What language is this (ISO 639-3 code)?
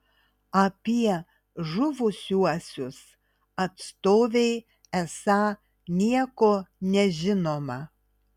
lit